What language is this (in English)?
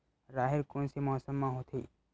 Chhattisgarhi